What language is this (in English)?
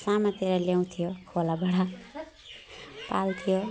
Nepali